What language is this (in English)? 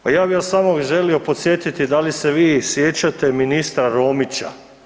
Croatian